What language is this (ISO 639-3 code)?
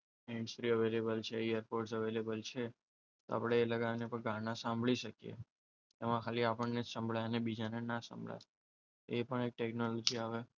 guj